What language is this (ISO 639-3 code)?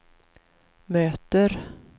swe